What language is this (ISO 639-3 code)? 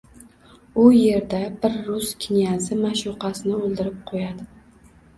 uzb